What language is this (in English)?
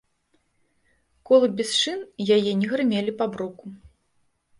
Belarusian